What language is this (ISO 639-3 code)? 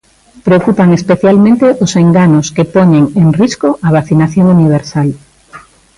glg